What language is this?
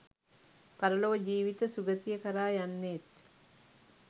Sinhala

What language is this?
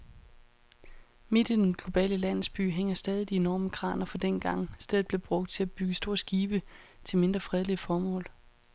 Danish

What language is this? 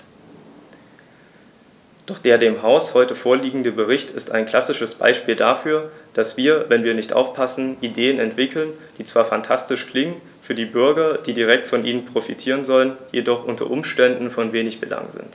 German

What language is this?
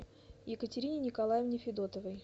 Russian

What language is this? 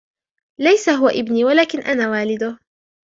Arabic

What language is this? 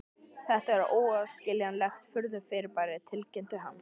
Icelandic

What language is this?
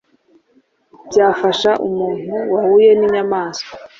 Kinyarwanda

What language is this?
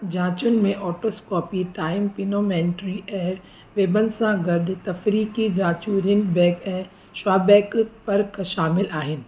Sindhi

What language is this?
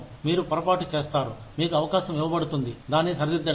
Telugu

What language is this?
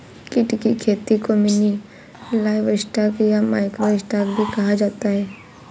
Hindi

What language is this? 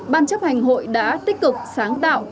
Vietnamese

